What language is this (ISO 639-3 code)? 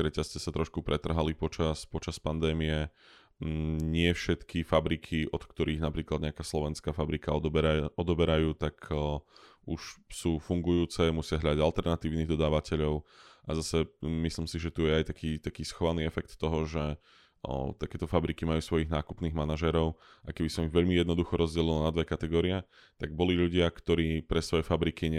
slk